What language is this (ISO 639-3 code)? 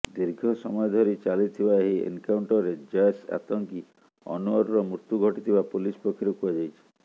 ori